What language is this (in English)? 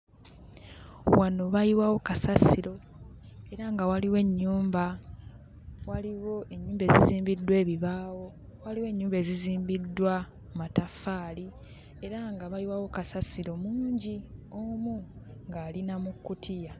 Ganda